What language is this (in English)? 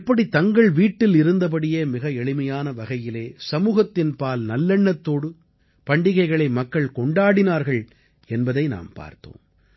Tamil